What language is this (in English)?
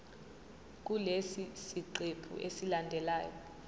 Zulu